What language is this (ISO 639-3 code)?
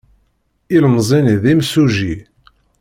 kab